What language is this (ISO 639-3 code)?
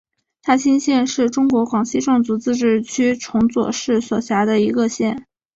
zho